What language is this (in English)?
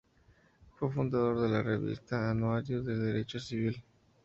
Spanish